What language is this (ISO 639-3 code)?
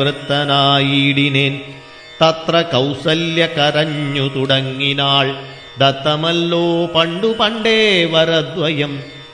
mal